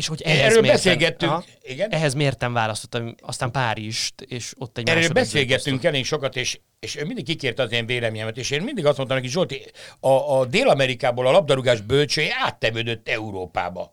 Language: Hungarian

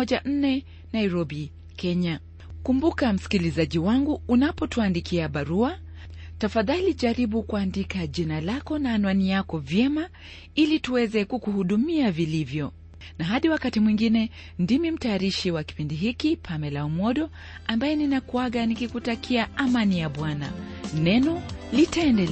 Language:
Swahili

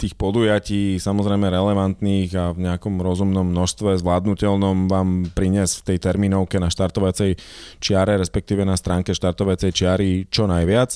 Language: Slovak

